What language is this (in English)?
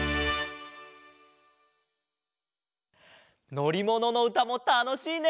Japanese